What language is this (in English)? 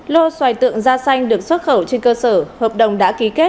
Vietnamese